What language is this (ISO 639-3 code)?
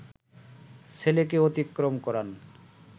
ben